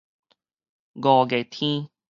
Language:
Min Nan Chinese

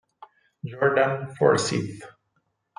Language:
Italian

